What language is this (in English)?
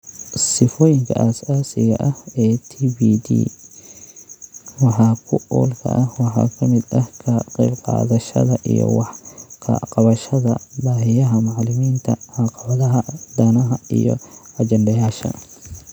Somali